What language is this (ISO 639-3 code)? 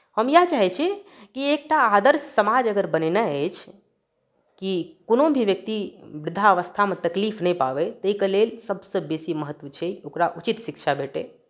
mai